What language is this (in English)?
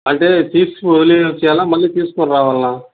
Telugu